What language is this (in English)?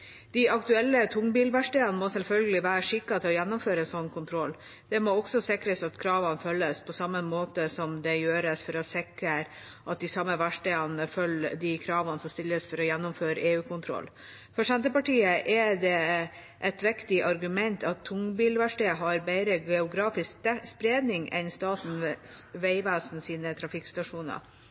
Norwegian Bokmål